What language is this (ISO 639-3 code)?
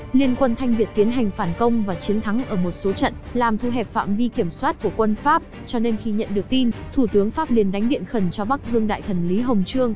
vie